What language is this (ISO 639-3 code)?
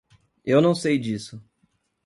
por